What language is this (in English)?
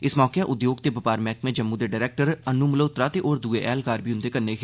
Dogri